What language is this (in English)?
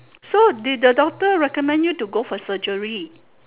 English